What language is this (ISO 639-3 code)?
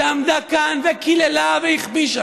heb